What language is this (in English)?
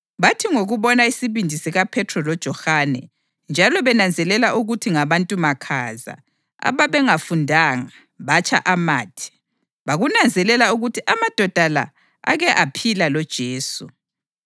North Ndebele